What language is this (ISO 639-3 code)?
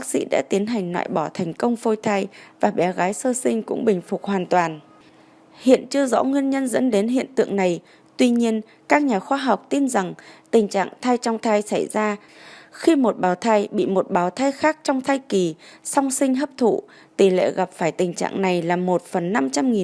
vie